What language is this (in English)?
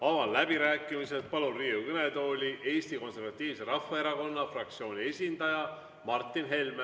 Estonian